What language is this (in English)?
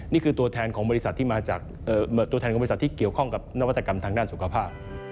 Thai